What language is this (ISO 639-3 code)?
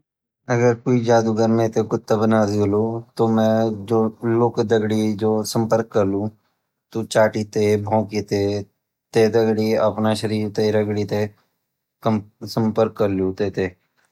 gbm